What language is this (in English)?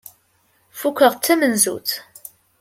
Kabyle